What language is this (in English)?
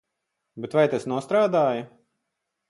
Latvian